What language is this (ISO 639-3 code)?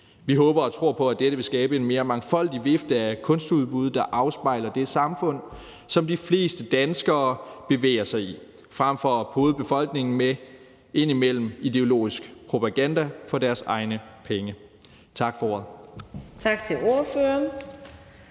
dan